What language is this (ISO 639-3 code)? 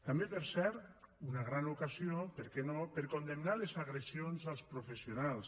cat